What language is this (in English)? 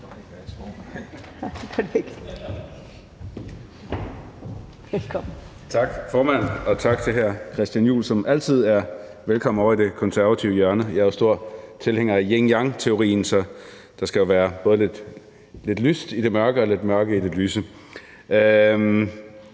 Danish